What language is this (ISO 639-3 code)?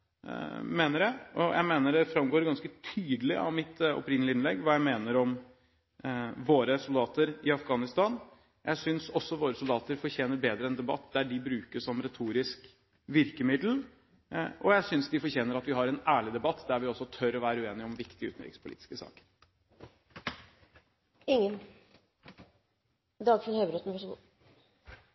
nob